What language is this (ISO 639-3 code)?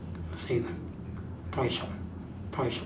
eng